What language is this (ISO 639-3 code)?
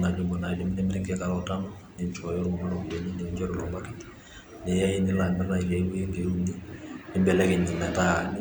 mas